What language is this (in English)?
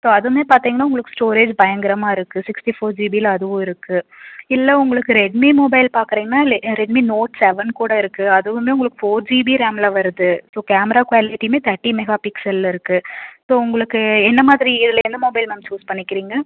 Tamil